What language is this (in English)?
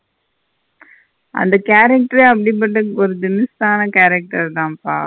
Tamil